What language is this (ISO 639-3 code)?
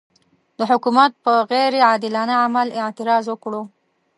pus